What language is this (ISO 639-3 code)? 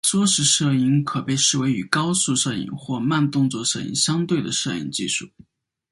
zho